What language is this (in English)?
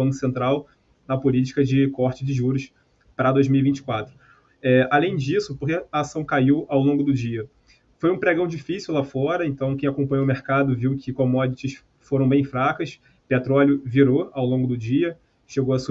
Portuguese